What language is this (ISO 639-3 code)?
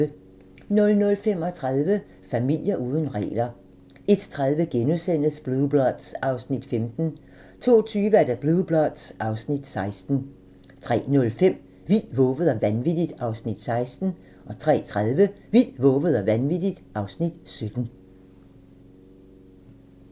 dan